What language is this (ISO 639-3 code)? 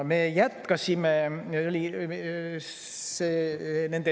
est